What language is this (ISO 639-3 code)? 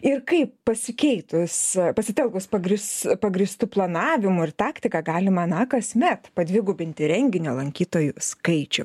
lit